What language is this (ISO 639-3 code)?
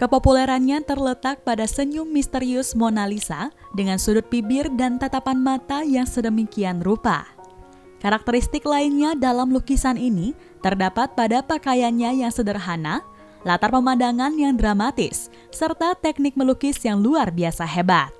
ind